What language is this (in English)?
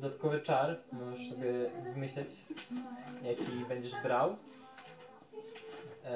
Polish